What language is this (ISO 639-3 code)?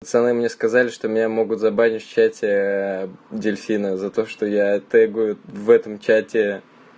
rus